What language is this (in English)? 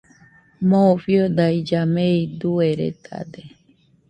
Nüpode Huitoto